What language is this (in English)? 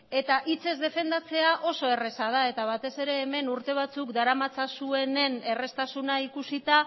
Basque